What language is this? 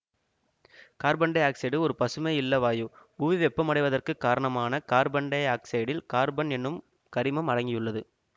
Tamil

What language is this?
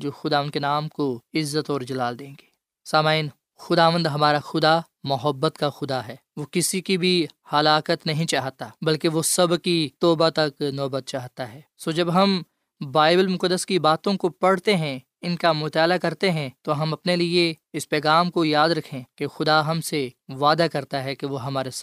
Urdu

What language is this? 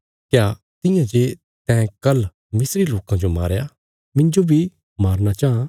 Bilaspuri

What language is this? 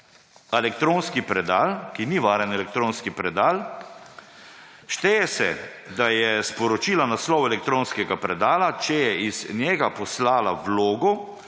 Slovenian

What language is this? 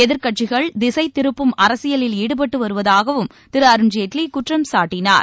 Tamil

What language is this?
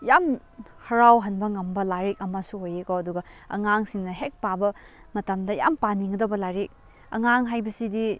Manipuri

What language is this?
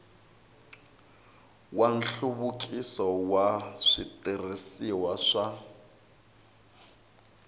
Tsonga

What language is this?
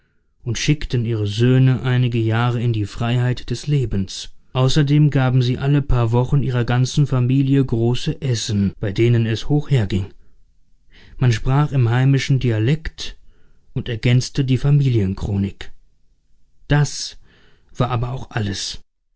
German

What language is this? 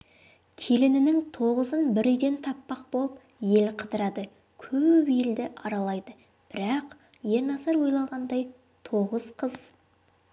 Kazakh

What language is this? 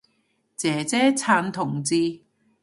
Cantonese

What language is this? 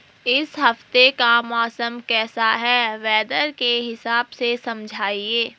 Hindi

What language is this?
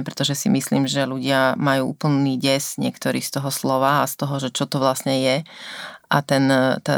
Slovak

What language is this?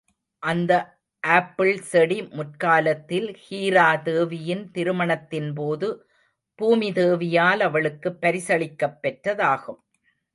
Tamil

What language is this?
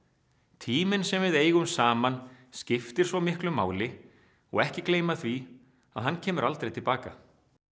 Icelandic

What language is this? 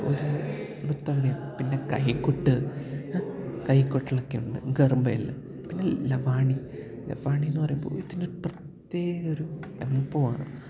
Malayalam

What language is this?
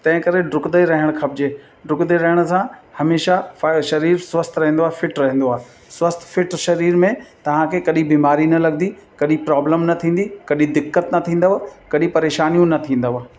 Sindhi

